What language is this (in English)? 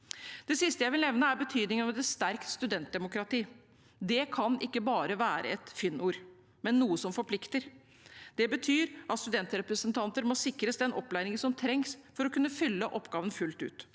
Norwegian